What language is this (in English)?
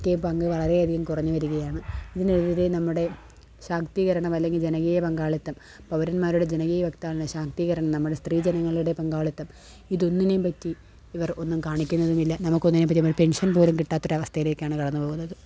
Malayalam